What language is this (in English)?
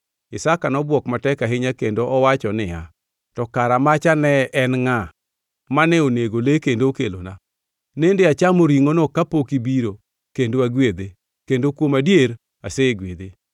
Luo (Kenya and Tanzania)